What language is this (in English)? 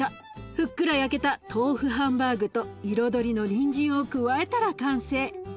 Japanese